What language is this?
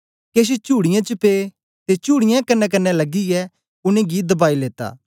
Dogri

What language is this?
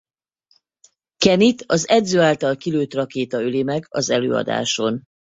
Hungarian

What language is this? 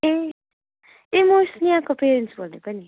Nepali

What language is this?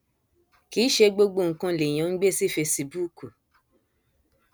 Yoruba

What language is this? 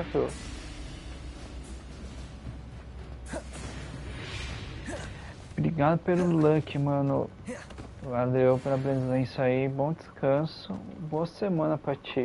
Portuguese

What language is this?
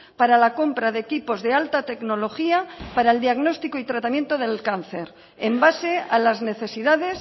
Spanish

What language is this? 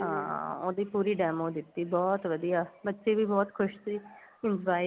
Punjabi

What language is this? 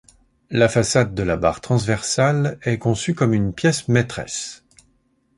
French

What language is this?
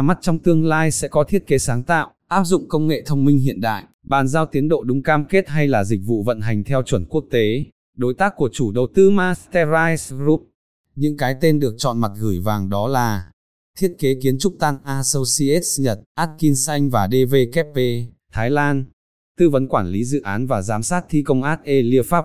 Vietnamese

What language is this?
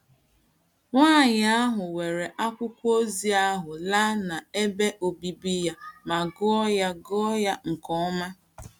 Igbo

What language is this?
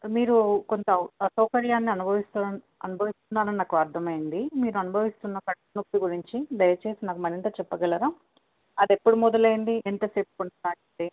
Telugu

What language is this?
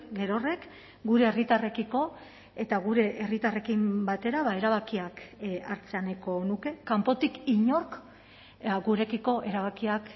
Basque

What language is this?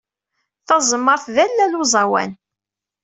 Kabyle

